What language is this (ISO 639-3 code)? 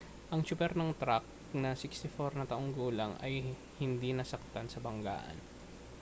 fil